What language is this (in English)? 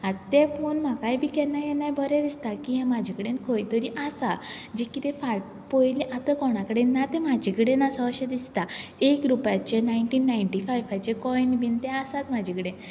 Konkani